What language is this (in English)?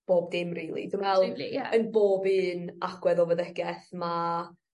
Welsh